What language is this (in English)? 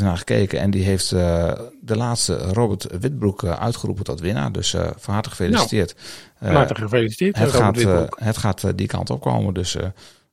Dutch